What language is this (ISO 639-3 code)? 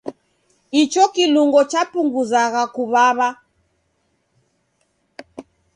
dav